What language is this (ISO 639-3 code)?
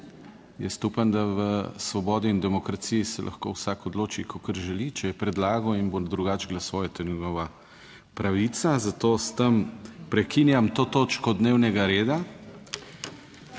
slv